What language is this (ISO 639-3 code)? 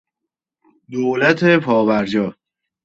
fas